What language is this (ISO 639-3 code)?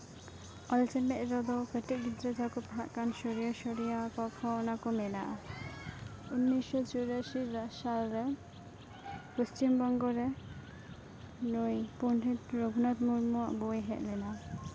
sat